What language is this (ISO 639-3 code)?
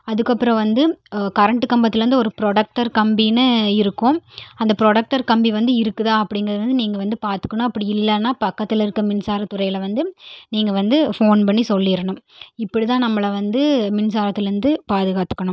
tam